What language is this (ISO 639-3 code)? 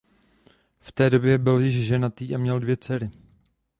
ces